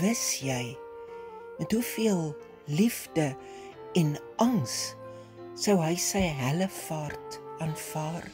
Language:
Dutch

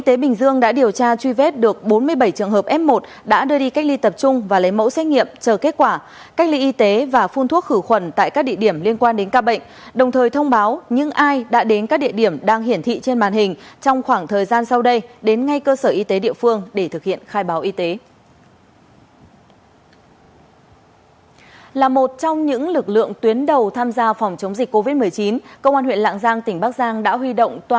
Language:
Vietnamese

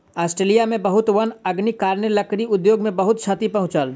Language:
Maithili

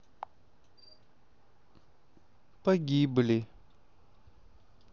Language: Russian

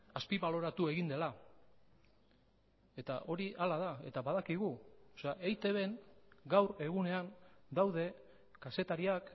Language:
Basque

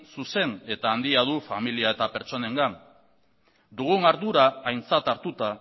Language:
Basque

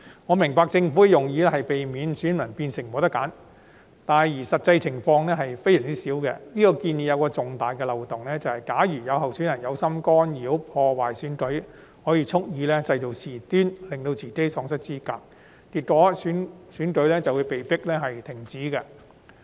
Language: Cantonese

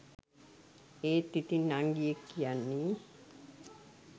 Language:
Sinhala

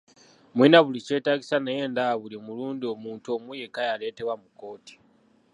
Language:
Ganda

